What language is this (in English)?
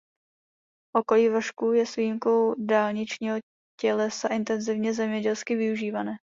Czech